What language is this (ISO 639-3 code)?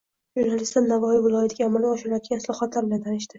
uzb